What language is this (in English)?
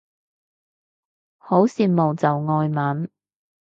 Cantonese